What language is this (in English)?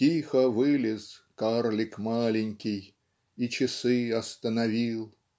Russian